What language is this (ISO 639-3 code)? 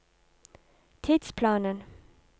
nor